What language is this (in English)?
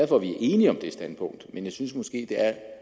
Danish